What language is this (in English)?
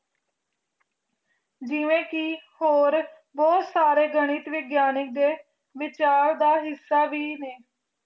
Punjabi